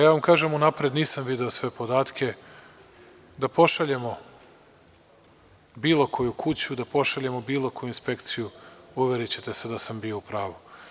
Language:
Serbian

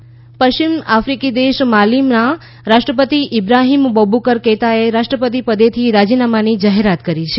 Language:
Gujarati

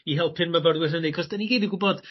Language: Welsh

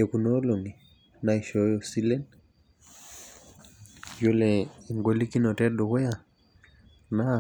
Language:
Masai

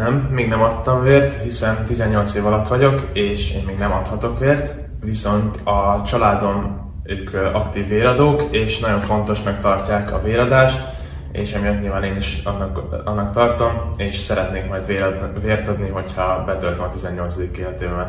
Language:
Hungarian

